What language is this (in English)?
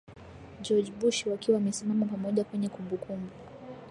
Swahili